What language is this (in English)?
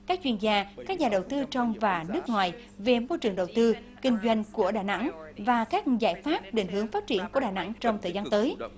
Vietnamese